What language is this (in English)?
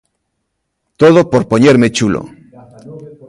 Galician